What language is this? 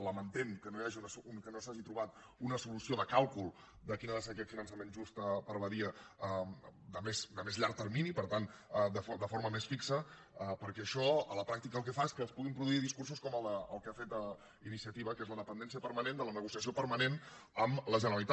Catalan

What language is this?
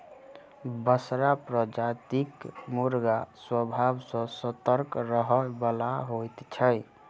Maithili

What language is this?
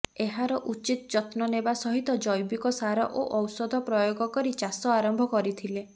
Odia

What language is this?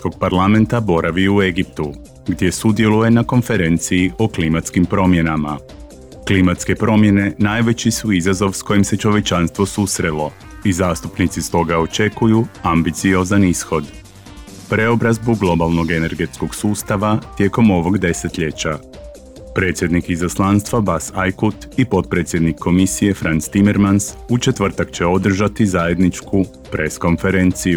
Croatian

